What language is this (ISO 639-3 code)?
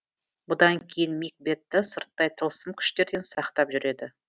kaz